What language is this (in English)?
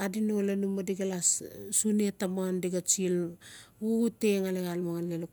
Notsi